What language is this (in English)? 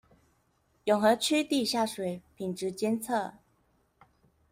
Chinese